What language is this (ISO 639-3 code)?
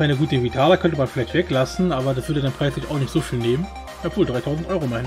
deu